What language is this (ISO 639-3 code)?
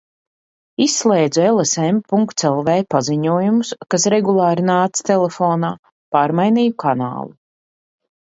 lav